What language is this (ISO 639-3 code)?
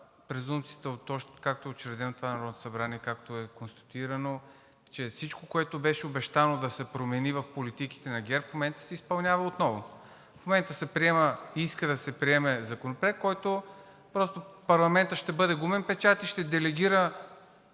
bul